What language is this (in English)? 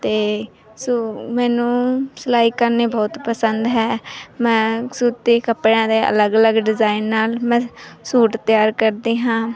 Punjabi